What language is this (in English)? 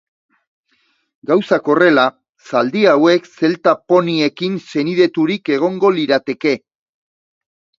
Basque